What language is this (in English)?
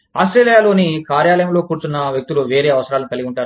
Telugu